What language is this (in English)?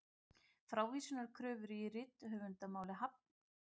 Icelandic